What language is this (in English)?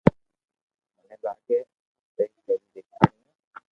Loarki